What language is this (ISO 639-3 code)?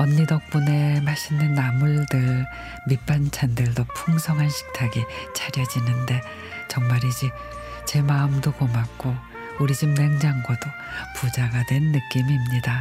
kor